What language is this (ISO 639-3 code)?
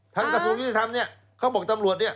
tha